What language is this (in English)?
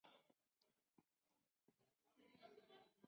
Spanish